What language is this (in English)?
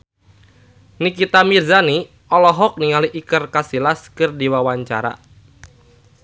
Sundanese